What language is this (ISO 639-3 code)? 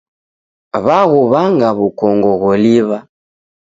dav